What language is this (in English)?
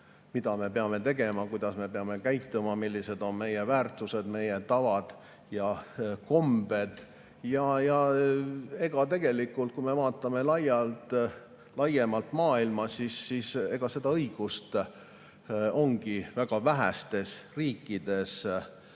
Estonian